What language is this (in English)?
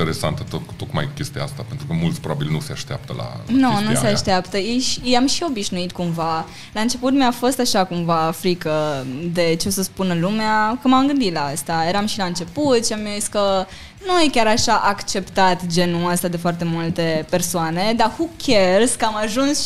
Romanian